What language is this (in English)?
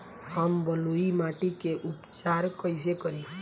Bhojpuri